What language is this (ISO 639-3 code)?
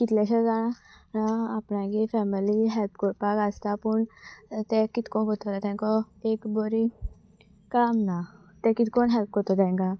kok